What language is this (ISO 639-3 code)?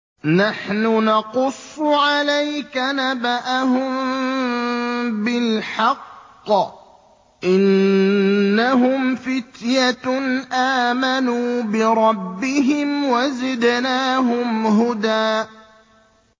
ara